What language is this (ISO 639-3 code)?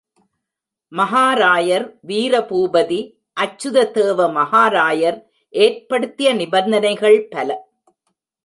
tam